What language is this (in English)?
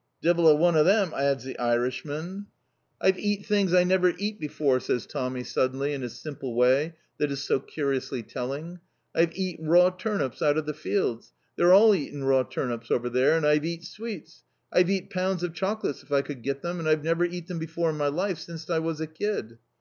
English